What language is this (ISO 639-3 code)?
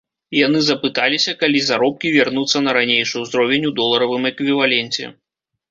bel